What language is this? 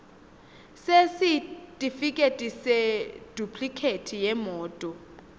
Swati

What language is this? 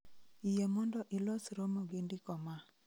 Luo (Kenya and Tanzania)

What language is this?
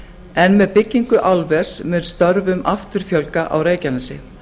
Icelandic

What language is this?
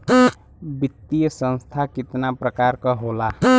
Bhojpuri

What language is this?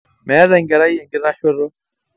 Masai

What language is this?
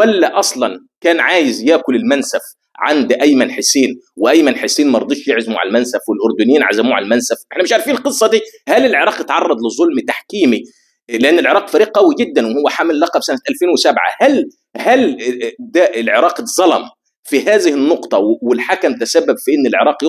Arabic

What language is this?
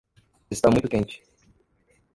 Portuguese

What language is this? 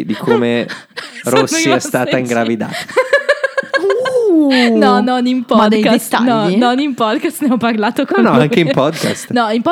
Italian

